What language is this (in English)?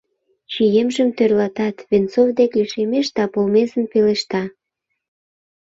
Mari